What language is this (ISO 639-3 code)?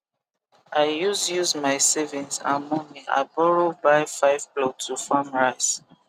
pcm